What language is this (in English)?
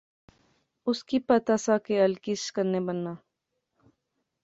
Pahari-Potwari